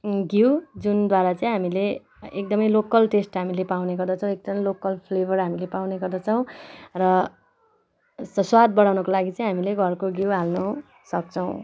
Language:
Nepali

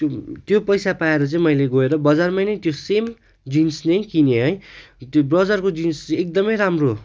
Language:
Nepali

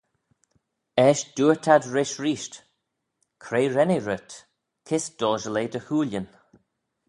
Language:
Manx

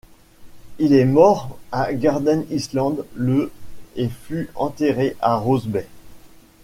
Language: French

